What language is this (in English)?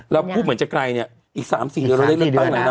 Thai